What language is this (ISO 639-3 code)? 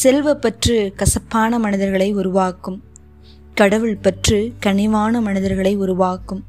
tam